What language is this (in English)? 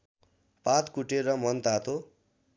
Nepali